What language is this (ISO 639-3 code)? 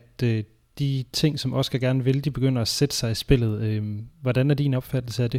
dan